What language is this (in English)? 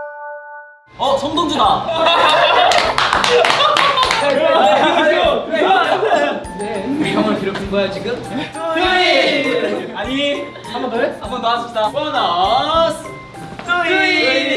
Korean